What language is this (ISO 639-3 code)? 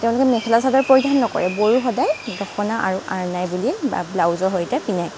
asm